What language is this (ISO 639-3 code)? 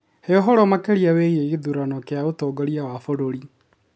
kik